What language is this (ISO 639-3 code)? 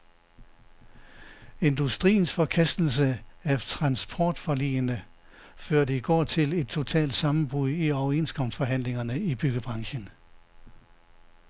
dan